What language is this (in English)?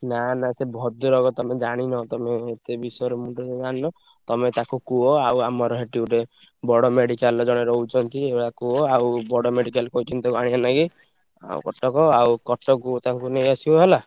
Odia